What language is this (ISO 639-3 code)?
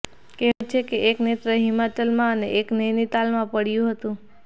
guj